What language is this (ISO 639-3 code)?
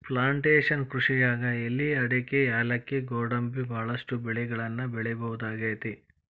kan